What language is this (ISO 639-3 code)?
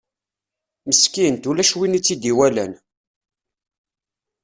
kab